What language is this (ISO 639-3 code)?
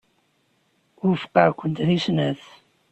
kab